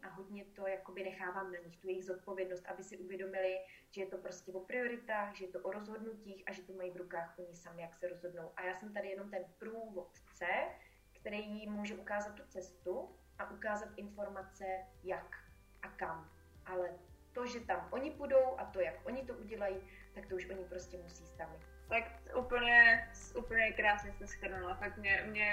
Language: Czech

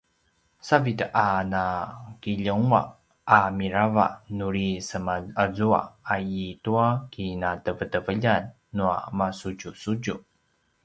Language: Paiwan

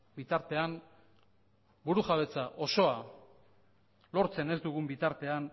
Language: Basque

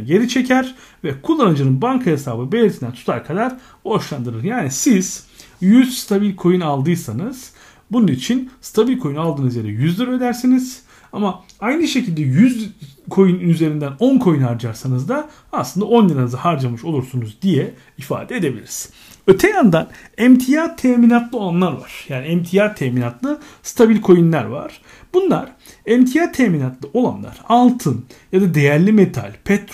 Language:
Turkish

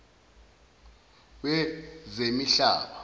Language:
Zulu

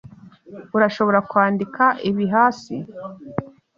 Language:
Kinyarwanda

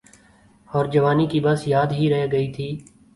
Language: Urdu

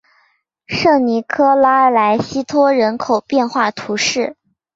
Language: Chinese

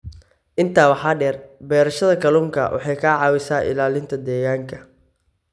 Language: Somali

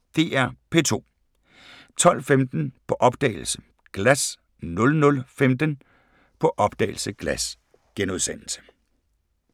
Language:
Danish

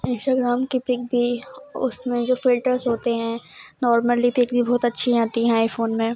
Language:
Urdu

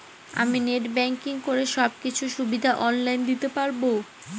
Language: Bangla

